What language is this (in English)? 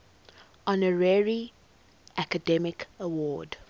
English